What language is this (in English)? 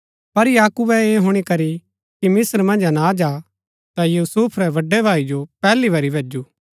Gaddi